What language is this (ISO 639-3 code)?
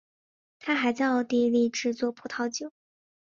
zho